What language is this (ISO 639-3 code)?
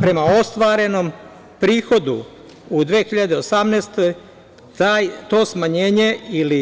srp